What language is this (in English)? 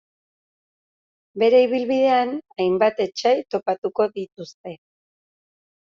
Basque